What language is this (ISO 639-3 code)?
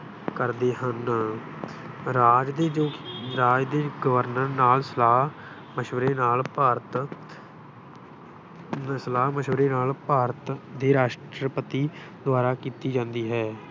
pan